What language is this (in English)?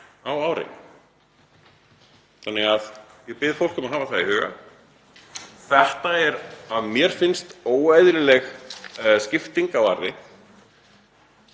Icelandic